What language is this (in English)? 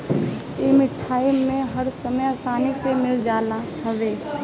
Bhojpuri